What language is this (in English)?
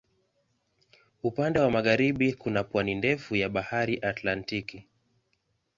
Swahili